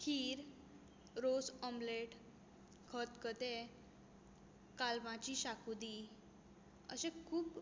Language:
Konkani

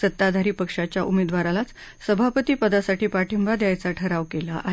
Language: Marathi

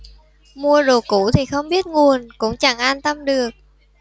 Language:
Vietnamese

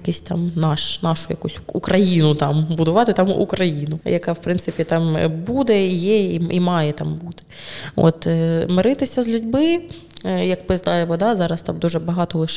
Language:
Ukrainian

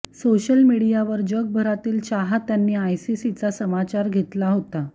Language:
Marathi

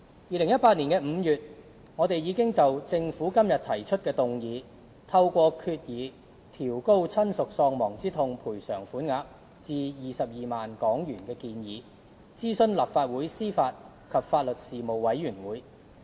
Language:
Cantonese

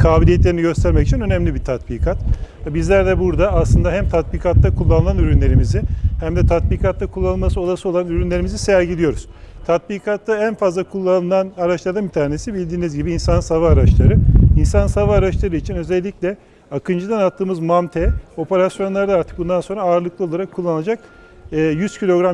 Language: Turkish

